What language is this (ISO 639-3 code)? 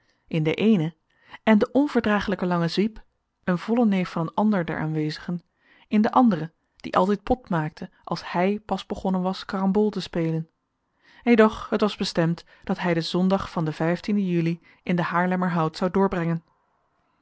nld